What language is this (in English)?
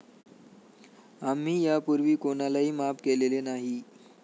Marathi